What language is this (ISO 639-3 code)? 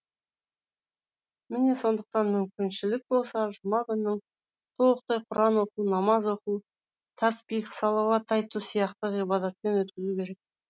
kaz